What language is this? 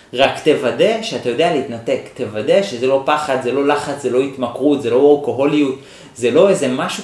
Hebrew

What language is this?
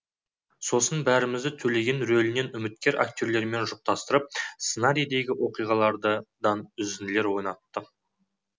Kazakh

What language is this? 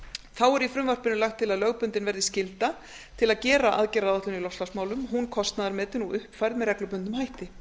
Icelandic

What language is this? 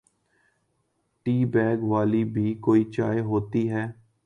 Urdu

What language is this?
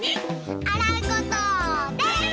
Japanese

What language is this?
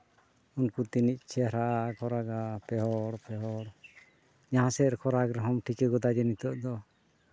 Santali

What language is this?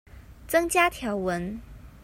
Chinese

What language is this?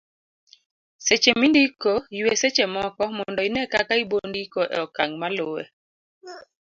Luo (Kenya and Tanzania)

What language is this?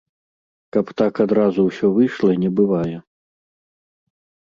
Belarusian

